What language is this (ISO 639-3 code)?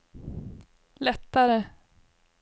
swe